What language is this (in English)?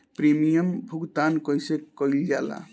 Bhojpuri